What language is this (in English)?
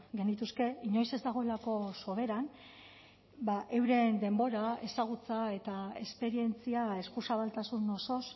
Basque